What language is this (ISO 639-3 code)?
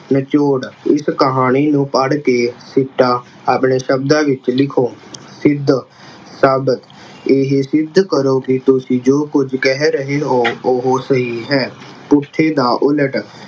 pan